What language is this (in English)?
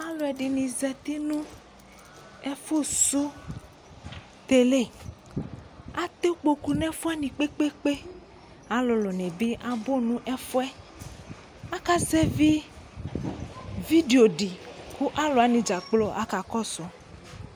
Ikposo